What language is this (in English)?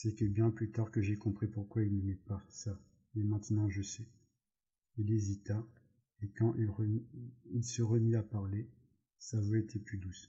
French